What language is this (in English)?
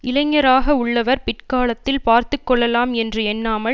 Tamil